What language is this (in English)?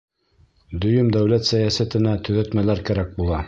Bashkir